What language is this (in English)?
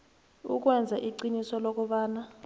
South Ndebele